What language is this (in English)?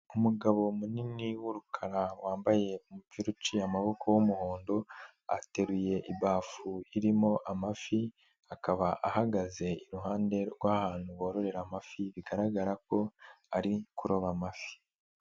Kinyarwanda